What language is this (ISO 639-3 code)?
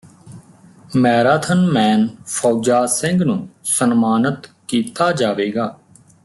pan